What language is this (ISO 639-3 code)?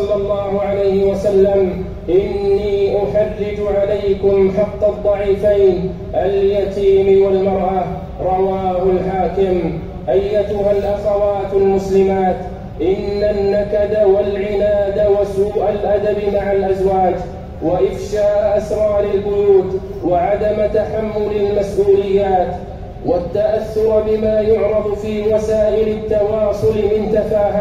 ara